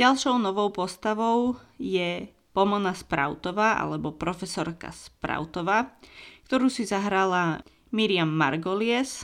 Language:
Slovak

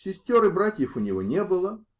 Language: Russian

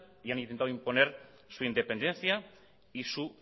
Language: Spanish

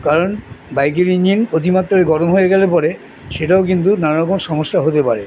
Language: Bangla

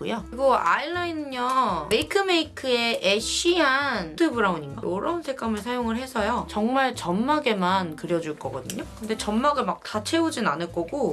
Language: Korean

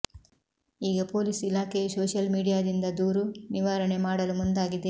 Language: Kannada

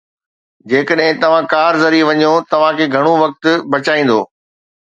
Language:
Sindhi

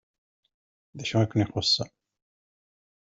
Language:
Kabyle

